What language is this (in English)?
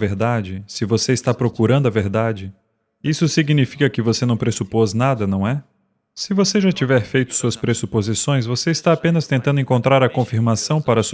Portuguese